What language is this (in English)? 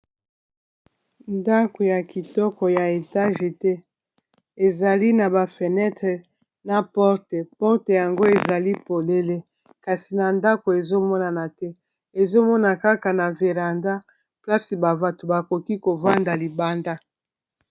Lingala